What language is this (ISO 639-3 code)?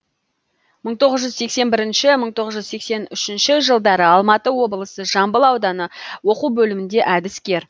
kaz